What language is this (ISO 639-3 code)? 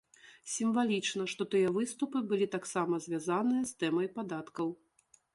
bel